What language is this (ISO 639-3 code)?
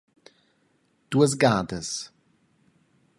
roh